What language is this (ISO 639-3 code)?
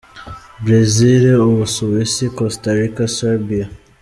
kin